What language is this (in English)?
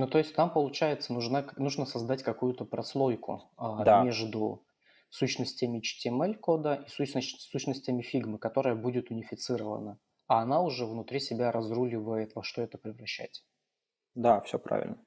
Russian